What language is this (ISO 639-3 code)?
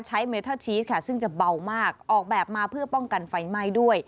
tha